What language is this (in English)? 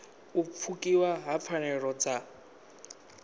Venda